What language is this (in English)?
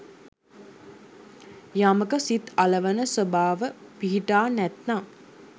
Sinhala